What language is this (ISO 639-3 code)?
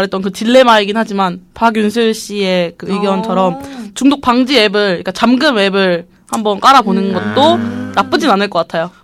kor